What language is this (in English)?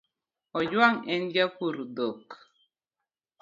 Luo (Kenya and Tanzania)